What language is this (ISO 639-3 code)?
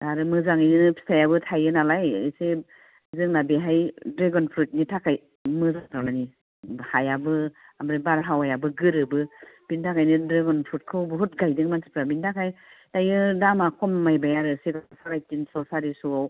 brx